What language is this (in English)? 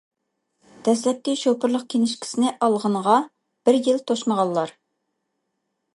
Uyghur